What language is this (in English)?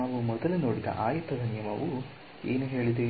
Kannada